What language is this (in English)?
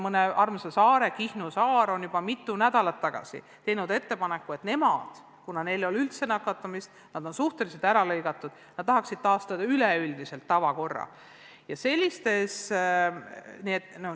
Estonian